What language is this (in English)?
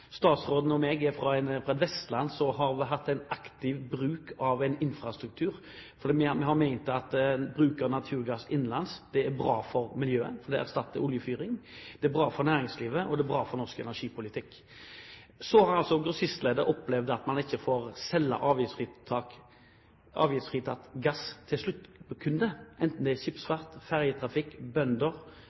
Norwegian Bokmål